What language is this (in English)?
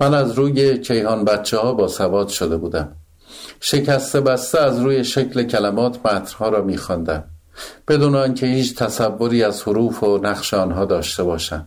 Persian